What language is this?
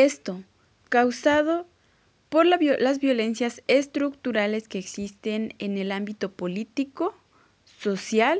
Spanish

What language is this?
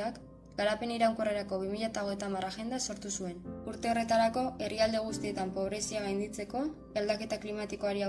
Basque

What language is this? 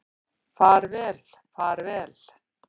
Icelandic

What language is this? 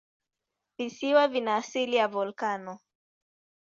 Swahili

